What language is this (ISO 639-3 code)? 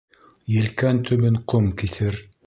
bak